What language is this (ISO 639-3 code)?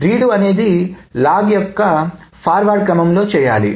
tel